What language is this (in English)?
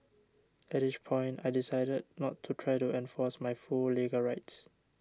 English